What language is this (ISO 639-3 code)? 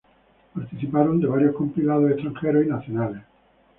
spa